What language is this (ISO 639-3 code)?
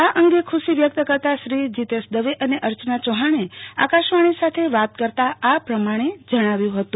guj